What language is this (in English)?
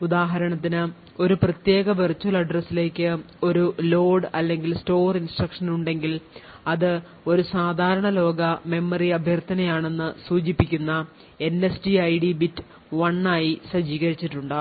Malayalam